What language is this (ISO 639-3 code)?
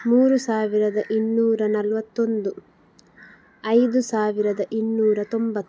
kan